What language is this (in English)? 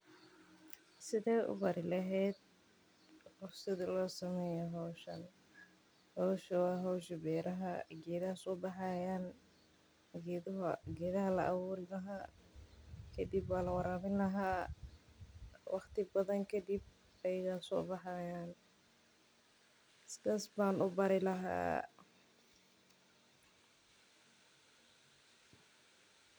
Somali